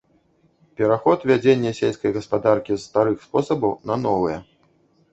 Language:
Belarusian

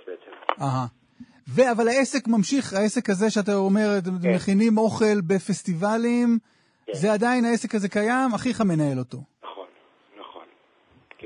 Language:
Hebrew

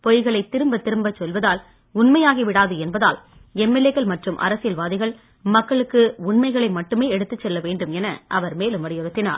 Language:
Tamil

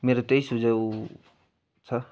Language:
Nepali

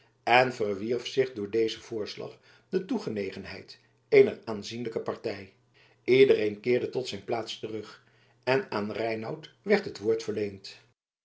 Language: Dutch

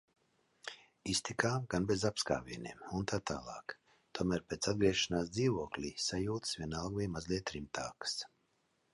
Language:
Latvian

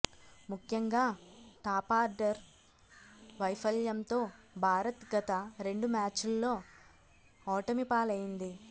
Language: Telugu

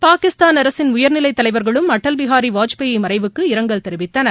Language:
Tamil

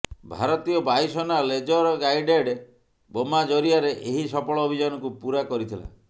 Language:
Odia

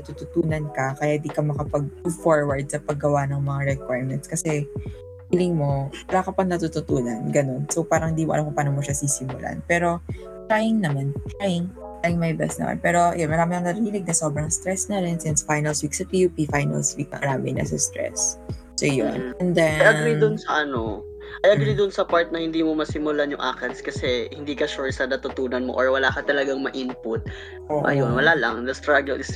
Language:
Filipino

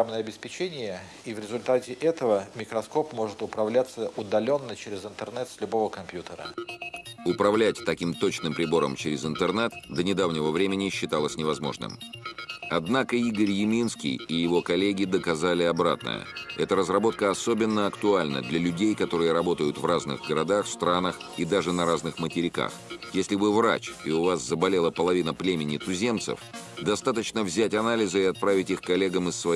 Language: Russian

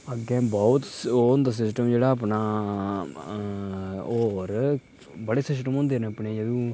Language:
Dogri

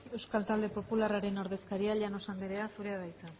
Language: Basque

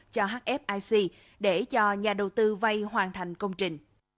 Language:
Vietnamese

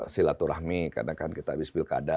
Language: Indonesian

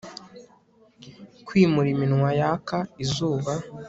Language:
Kinyarwanda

